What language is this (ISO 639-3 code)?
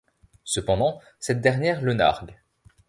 fra